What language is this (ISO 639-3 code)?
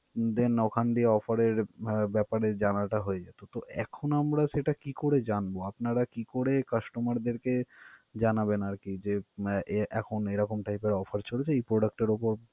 ben